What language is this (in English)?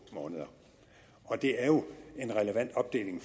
Danish